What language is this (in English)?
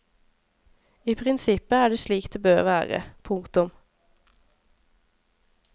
Norwegian